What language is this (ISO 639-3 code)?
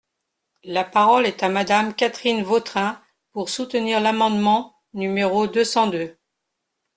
fra